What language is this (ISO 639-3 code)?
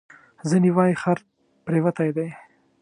pus